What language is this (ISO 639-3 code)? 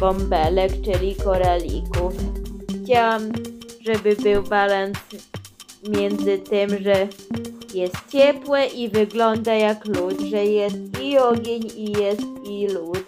pol